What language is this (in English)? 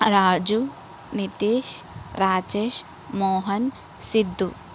Telugu